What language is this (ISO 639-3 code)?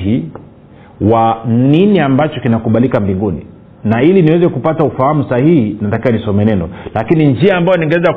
swa